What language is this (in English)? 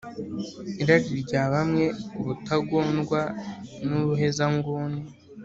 Kinyarwanda